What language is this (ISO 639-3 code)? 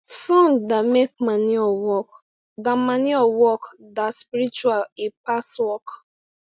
pcm